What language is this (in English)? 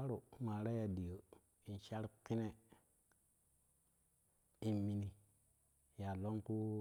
Kushi